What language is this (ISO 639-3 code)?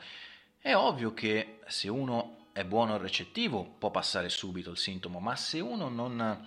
ita